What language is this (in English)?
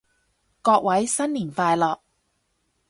Cantonese